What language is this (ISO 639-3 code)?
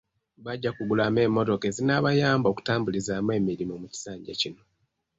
lug